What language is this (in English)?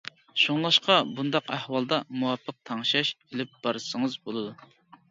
Uyghur